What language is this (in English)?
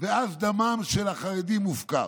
Hebrew